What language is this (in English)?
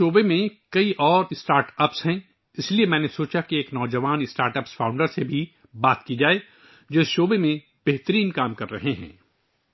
Urdu